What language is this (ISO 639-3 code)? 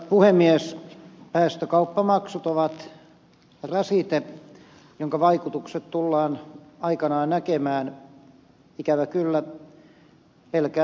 fin